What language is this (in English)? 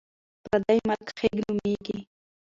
Pashto